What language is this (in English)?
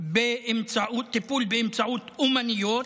Hebrew